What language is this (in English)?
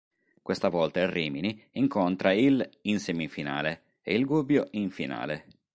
Italian